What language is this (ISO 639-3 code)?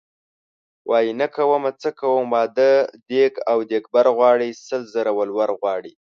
pus